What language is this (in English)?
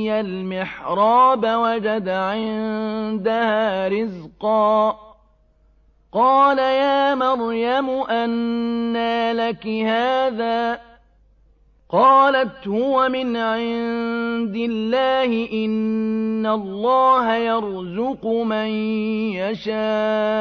Arabic